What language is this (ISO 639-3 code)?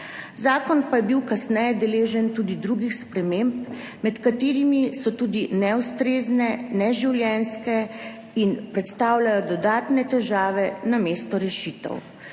slv